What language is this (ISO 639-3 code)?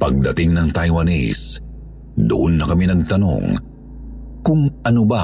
fil